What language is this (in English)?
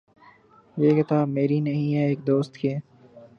Urdu